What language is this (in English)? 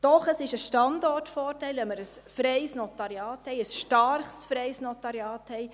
Swiss German